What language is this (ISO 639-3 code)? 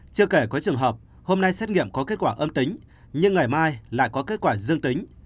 vie